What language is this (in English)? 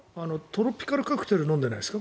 Japanese